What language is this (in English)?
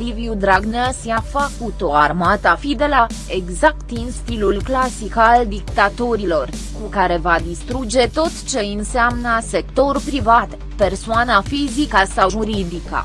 Romanian